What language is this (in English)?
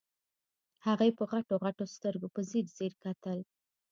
Pashto